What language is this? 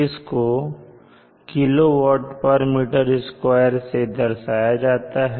Hindi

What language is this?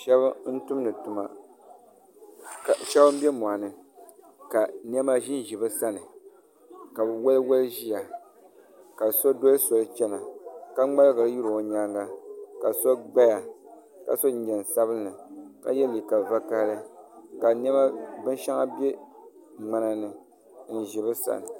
Dagbani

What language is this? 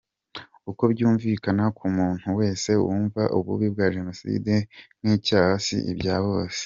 Kinyarwanda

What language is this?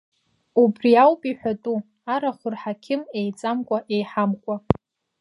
Abkhazian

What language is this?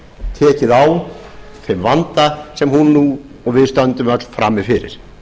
Icelandic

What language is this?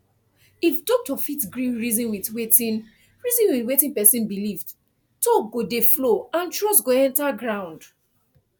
Nigerian Pidgin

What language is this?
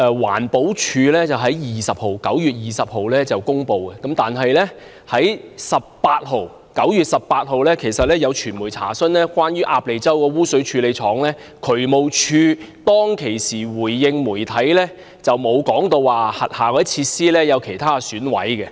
Cantonese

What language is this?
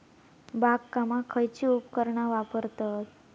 Marathi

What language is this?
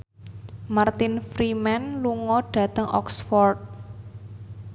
Javanese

